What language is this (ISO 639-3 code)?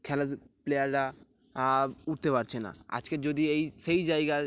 ben